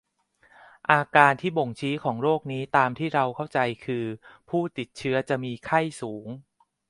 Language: Thai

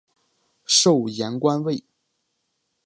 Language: Chinese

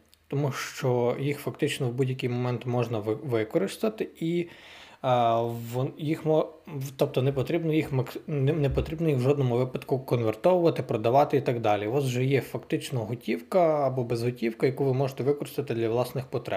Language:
Ukrainian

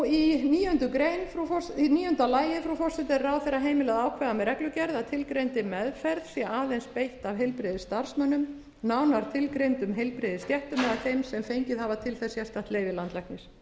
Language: Icelandic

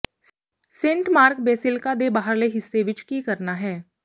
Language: Punjabi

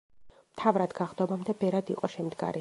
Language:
Georgian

